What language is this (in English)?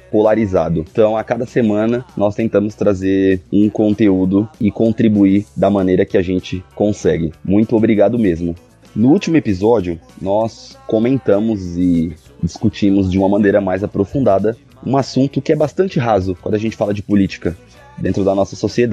Portuguese